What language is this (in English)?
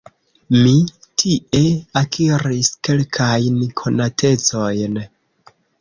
Esperanto